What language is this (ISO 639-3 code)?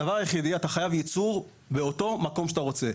heb